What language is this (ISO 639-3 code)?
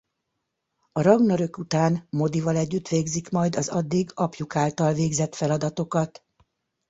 hun